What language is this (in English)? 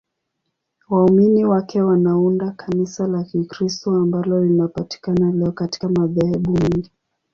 Swahili